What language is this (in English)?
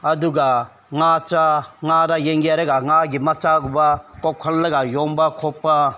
Manipuri